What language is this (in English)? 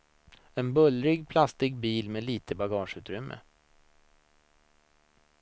Swedish